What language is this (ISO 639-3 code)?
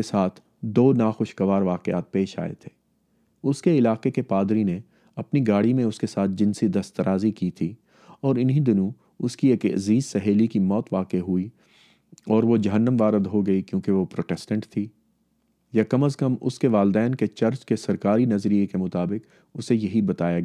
urd